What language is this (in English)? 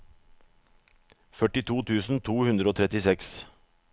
Norwegian